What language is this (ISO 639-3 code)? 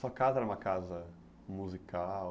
por